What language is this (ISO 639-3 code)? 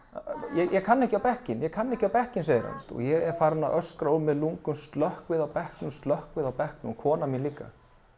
isl